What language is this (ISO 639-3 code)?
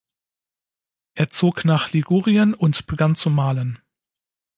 deu